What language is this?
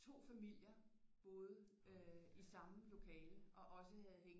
Danish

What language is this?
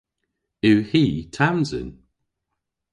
Cornish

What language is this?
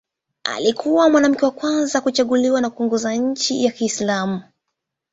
Swahili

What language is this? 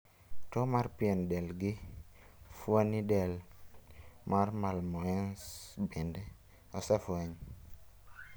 Luo (Kenya and Tanzania)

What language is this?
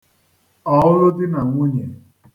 Igbo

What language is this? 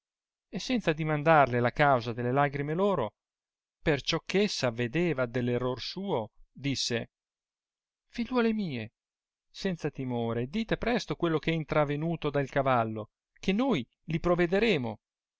Italian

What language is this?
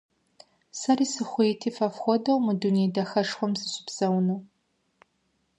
Kabardian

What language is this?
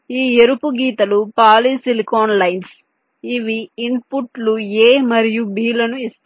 Telugu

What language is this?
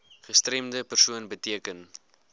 Afrikaans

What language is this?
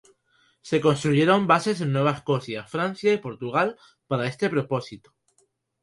Spanish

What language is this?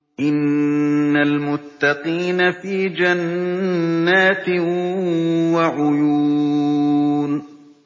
Arabic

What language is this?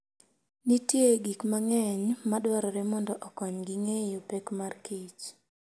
Luo (Kenya and Tanzania)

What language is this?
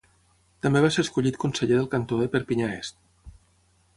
Catalan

